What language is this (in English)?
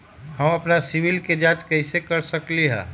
Magahi